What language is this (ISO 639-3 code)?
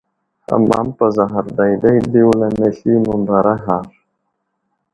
udl